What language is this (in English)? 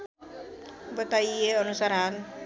Nepali